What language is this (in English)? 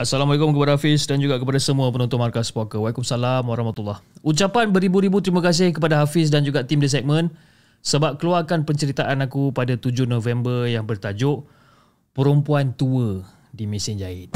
Malay